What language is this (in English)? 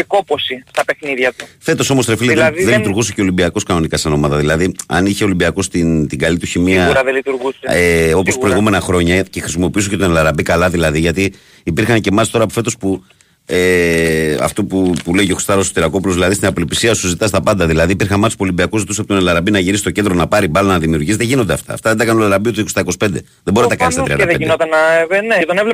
Greek